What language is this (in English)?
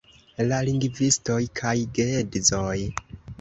Esperanto